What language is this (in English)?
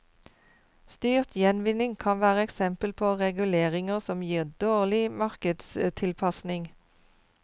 Norwegian